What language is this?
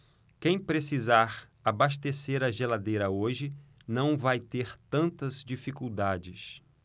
Portuguese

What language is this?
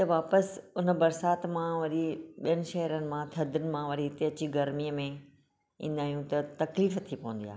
Sindhi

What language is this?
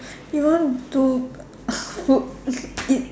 English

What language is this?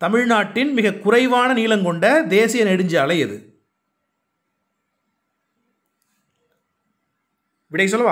Hindi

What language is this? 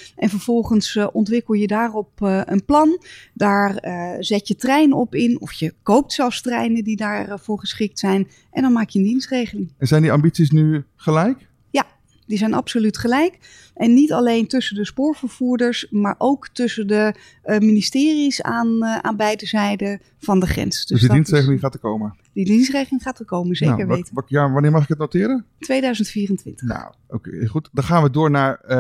Dutch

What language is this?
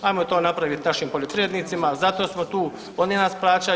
Croatian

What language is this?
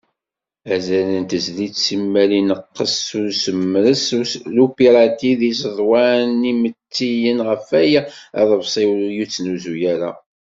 Kabyle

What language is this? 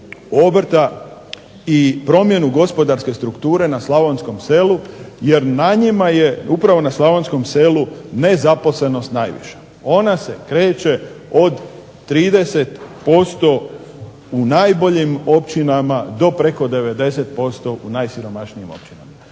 Croatian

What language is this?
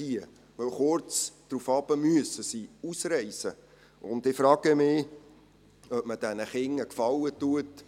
Swiss German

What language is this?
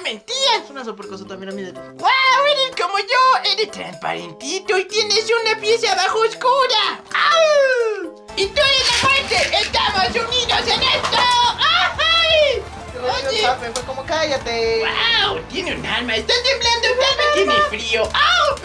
Spanish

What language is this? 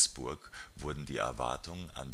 German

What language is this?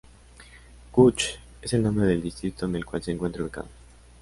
Spanish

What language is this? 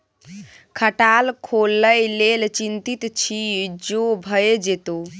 Maithili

